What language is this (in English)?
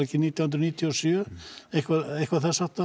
Icelandic